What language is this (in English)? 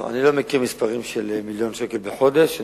Hebrew